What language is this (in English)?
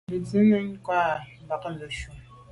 Medumba